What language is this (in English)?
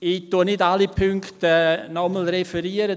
Swiss German